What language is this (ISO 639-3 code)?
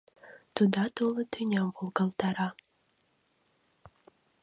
chm